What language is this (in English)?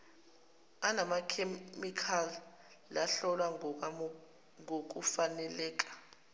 Zulu